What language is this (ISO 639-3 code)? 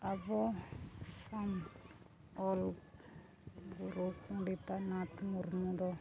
sat